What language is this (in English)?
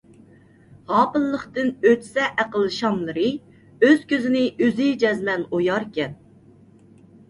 Uyghur